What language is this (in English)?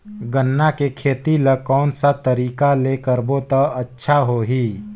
Chhattisgarhi